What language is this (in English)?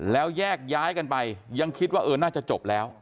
Thai